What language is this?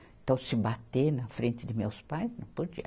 Portuguese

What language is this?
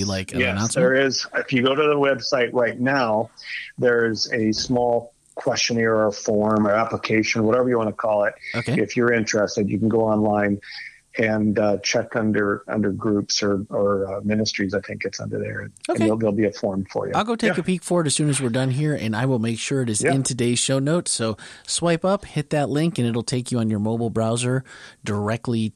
English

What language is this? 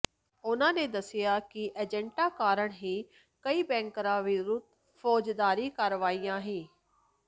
Punjabi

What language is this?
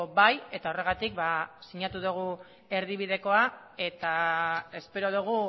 Basque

